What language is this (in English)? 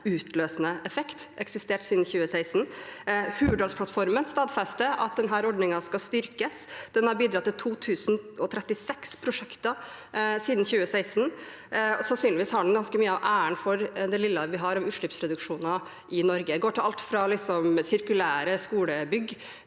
Norwegian